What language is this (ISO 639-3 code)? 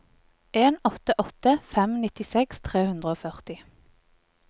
nor